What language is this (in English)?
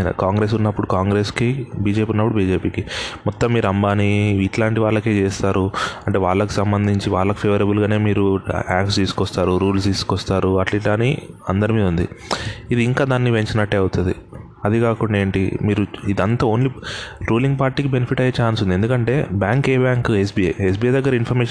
Telugu